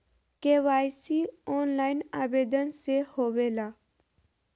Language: Magahi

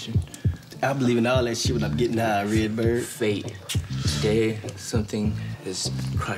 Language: English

